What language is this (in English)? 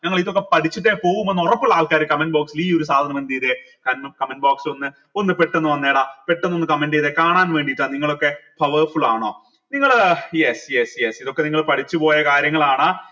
Malayalam